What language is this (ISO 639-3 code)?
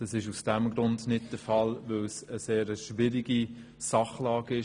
gsw